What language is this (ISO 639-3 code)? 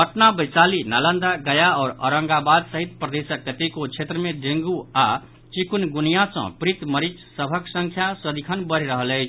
mai